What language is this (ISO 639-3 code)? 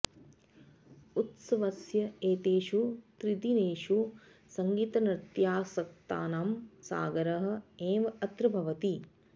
san